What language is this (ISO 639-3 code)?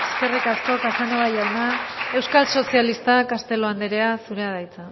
eus